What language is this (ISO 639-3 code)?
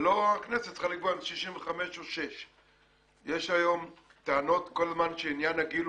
heb